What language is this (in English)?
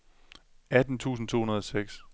Danish